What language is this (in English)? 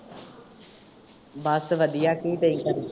Punjabi